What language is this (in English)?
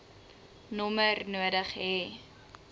Afrikaans